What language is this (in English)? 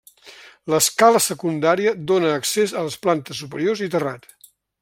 Catalan